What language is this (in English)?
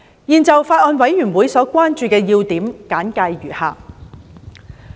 Cantonese